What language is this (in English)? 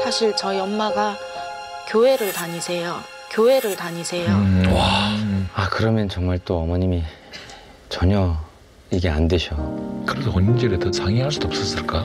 Korean